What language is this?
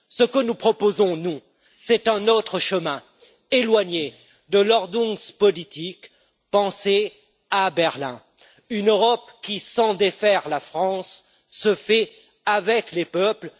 French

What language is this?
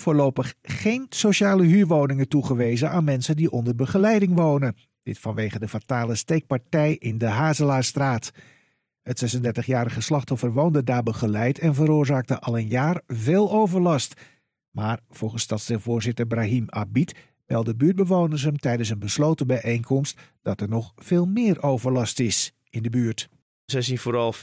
Dutch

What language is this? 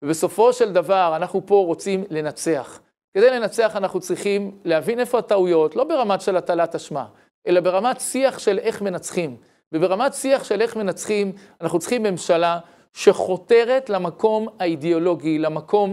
Hebrew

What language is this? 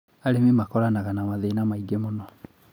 Kikuyu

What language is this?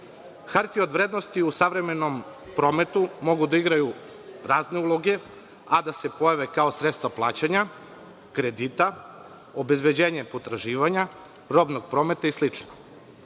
Serbian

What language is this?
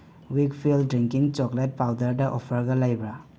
Manipuri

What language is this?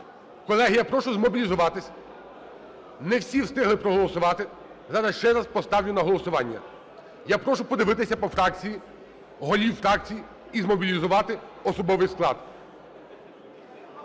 Ukrainian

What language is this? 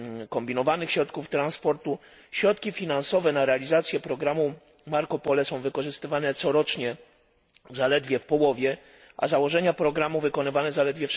Polish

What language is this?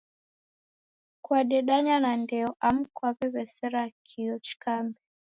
Taita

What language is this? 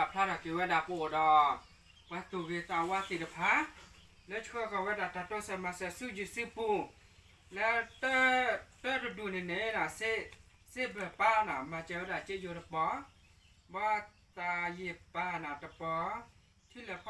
Thai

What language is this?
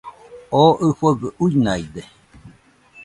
Nüpode Huitoto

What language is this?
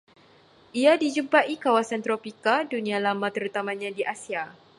Malay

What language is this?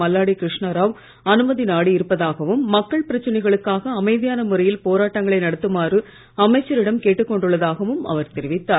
Tamil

